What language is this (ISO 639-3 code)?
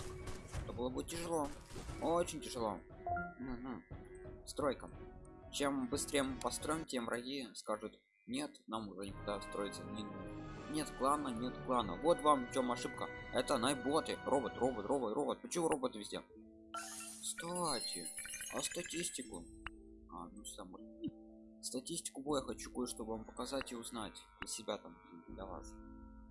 rus